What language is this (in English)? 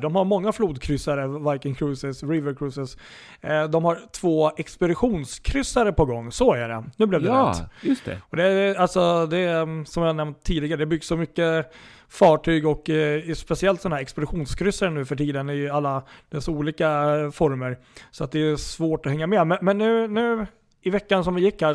Swedish